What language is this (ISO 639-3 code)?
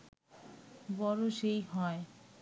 ben